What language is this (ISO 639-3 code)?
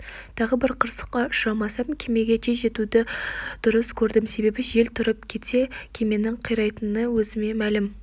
kaz